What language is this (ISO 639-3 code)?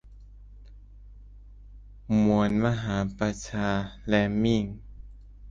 tha